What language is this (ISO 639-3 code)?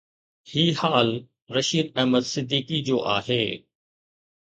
snd